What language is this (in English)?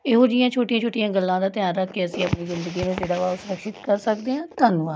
Punjabi